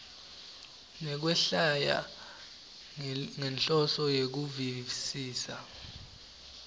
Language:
Swati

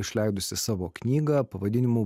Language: Lithuanian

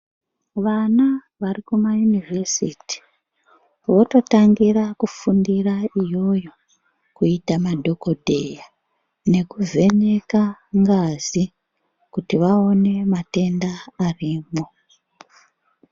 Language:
Ndau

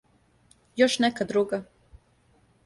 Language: Serbian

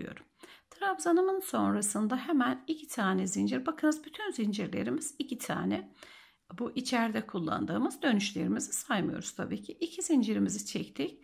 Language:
Turkish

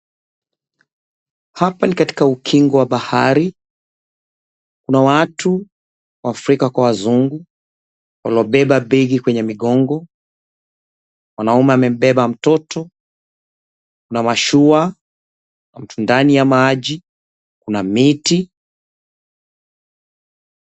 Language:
Swahili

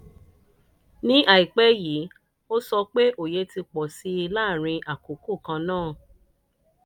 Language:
Yoruba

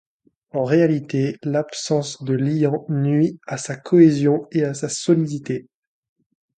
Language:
French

